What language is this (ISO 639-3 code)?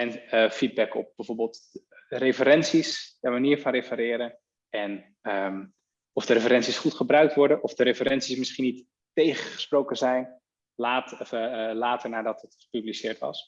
nld